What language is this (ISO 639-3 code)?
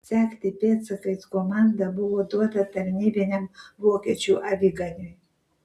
lit